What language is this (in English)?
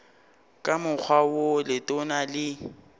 Northern Sotho